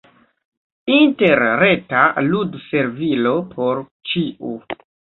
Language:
Esperanto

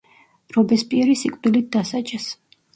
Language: Georgian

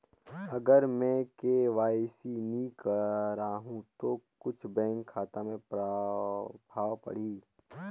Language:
Chhattisgarhi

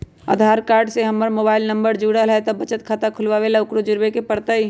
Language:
Magahi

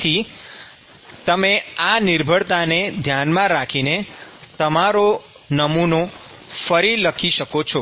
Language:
Gujarati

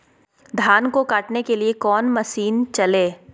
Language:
Magahi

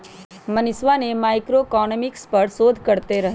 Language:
Magahi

